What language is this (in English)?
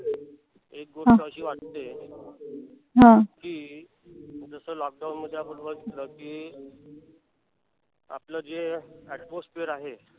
Marathi